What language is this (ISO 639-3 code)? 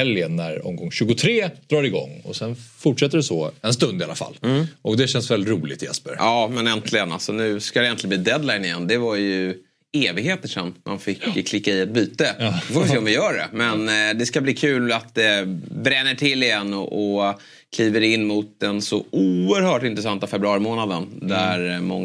swe